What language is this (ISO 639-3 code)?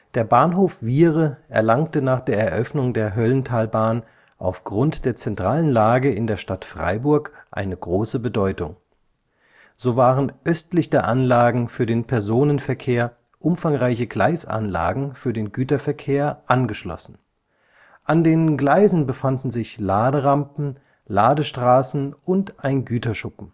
deu